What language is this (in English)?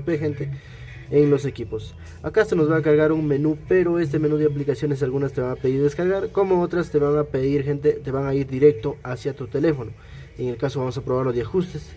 Spanish